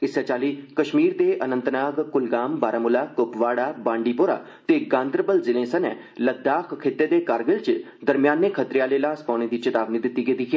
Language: Dogri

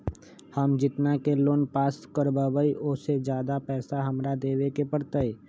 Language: Magahi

